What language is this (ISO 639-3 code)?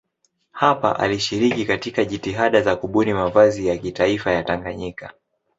swa